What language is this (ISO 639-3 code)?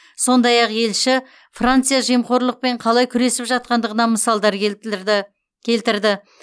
kaz